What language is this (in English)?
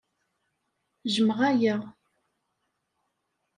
Kabyle